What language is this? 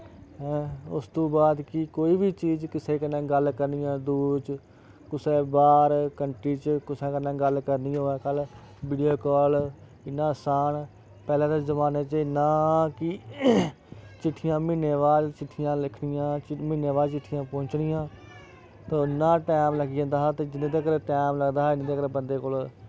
Dogri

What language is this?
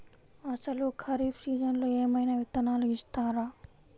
Telugu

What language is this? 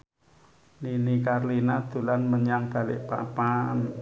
Javanese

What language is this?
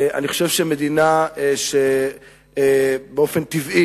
Hebrew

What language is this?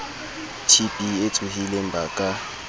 Southern Sotho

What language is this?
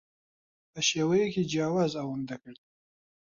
Central Kurdish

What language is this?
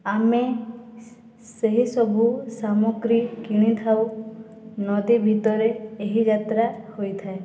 Odia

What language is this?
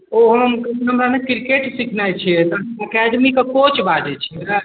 Maithili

